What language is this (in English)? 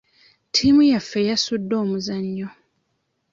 Ganda